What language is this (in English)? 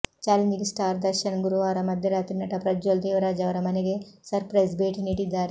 Kannada